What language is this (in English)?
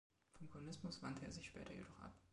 German